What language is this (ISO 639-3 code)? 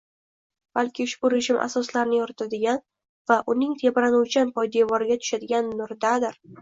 uzb